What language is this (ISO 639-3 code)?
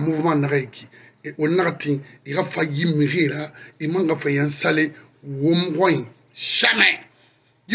fra